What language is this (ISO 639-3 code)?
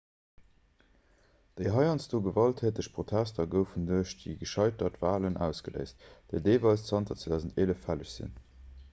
ltz